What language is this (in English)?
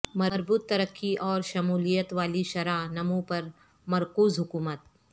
Urdu